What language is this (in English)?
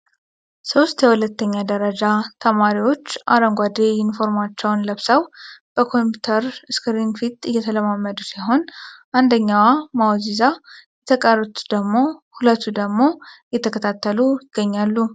Amharic